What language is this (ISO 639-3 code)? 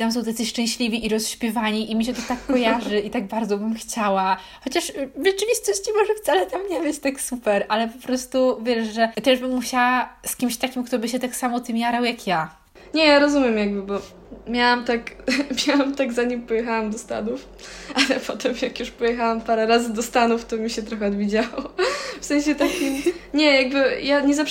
pol